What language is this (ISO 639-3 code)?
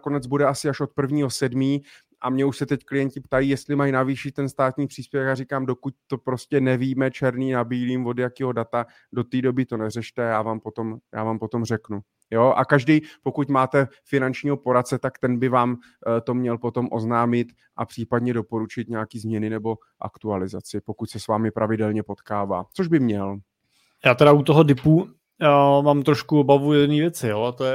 ces